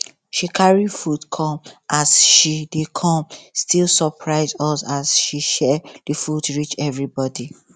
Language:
Nigerian Pidgin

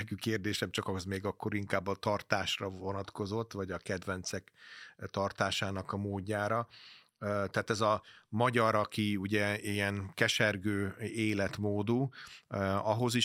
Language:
Hungarian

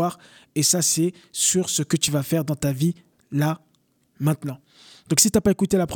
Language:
French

